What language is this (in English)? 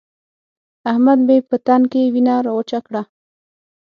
Pashto